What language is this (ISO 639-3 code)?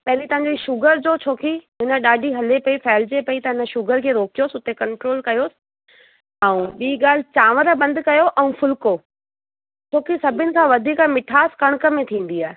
snd